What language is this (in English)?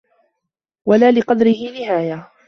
Arabic